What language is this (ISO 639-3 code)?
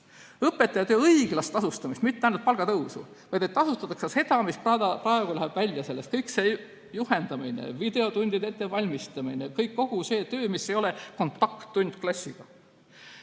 est